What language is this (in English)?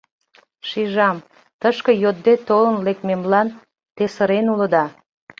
Mari